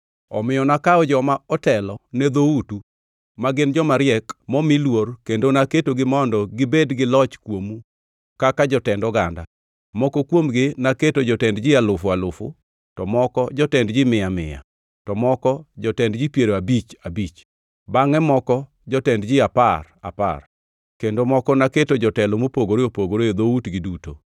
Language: Luo (Kenya and Tanzania)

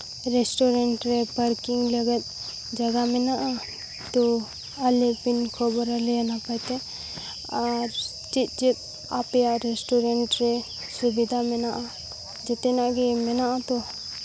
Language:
Santali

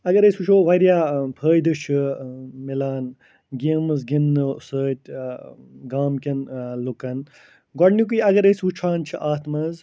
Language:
Kashmiri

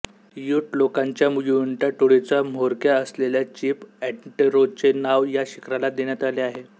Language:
Marathi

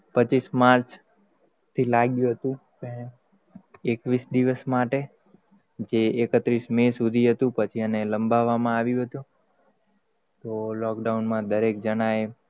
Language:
Gujarati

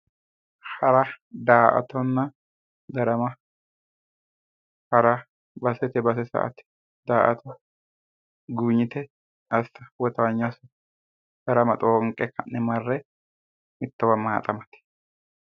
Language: Sidamo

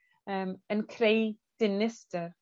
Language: Welsh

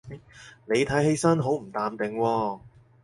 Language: Cantonese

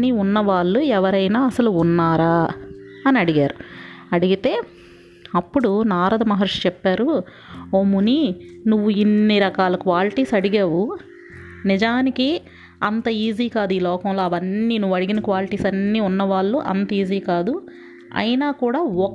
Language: Telugu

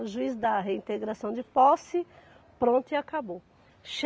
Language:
Portuguese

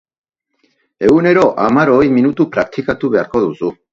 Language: Basque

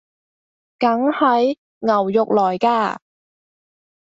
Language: Cantonese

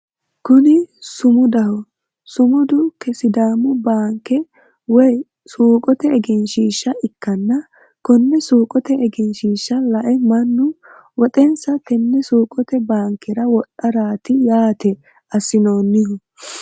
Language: Sidamo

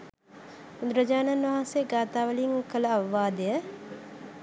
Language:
Sinhala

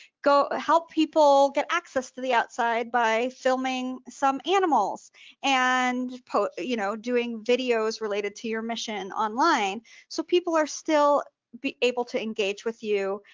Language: English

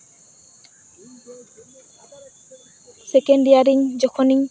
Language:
Santali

